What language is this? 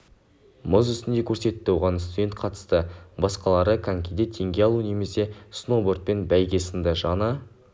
Kazakh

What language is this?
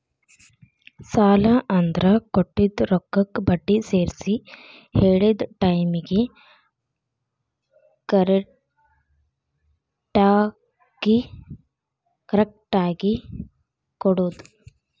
Kannada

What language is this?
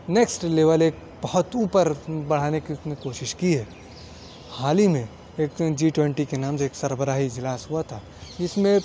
Urdu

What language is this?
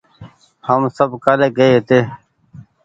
Goaria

